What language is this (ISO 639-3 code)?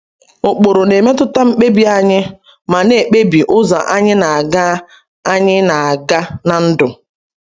ibo